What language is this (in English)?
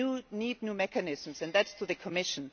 English